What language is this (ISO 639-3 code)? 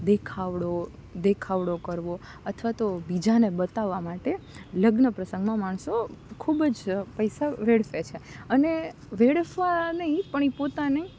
guj